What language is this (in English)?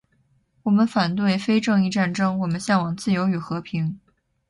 Chinese